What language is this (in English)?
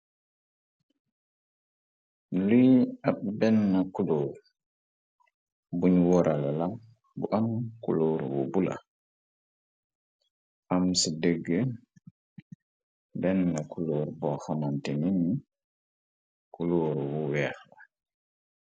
Wolof